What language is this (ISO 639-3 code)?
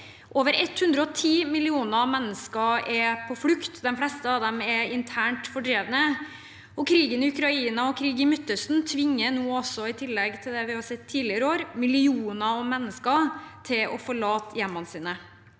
nor